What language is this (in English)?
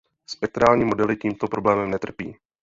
Czech